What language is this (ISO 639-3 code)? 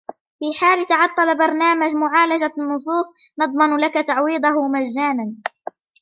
ara